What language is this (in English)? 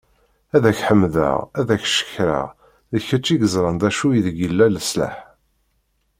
Kabyle